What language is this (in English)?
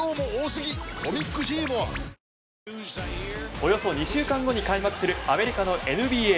Japanese